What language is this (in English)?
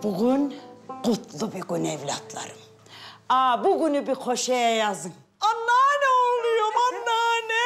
Turkish